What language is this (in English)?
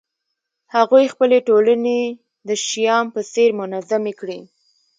Pashto